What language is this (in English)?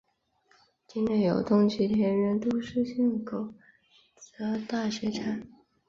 Chinese